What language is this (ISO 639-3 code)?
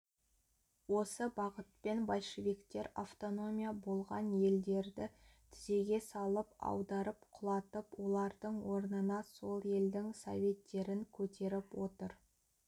kaz